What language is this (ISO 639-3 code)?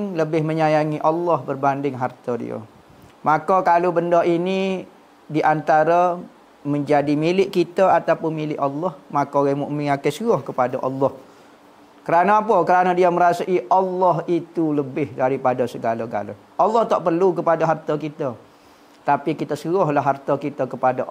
msa